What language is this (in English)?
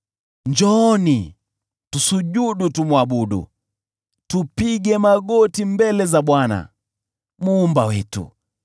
Swahili